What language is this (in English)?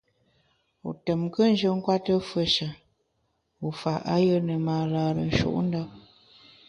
Bamun